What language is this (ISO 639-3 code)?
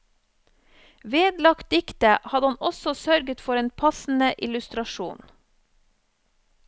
nor